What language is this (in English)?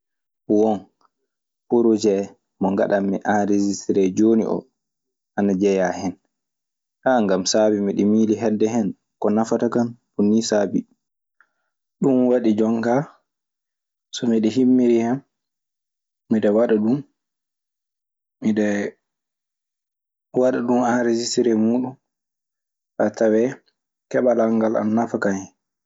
Maasina Fulfulde